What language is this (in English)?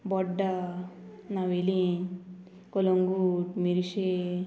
Konkani